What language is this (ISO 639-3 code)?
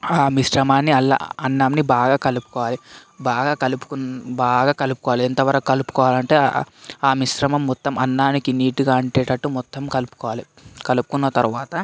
tel